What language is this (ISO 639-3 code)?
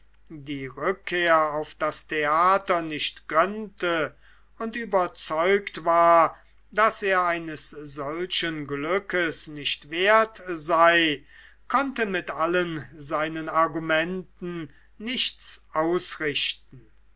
deu